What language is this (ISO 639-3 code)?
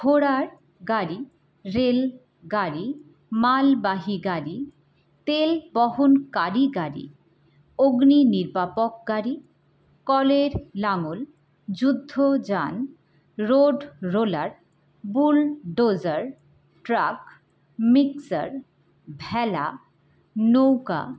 ben